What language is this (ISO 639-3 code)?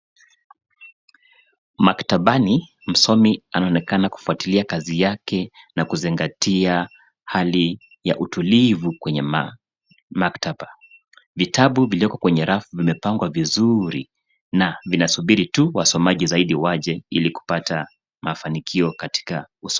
swa